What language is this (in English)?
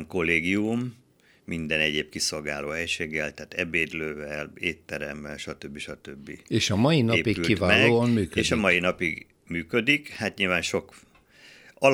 Hungarian